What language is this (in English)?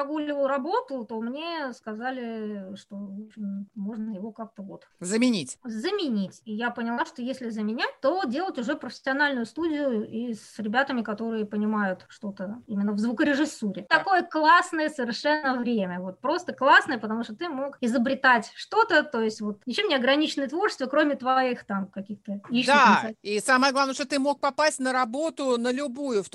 Russian